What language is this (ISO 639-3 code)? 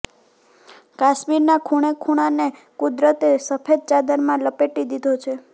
guj